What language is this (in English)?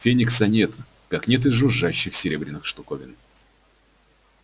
Russian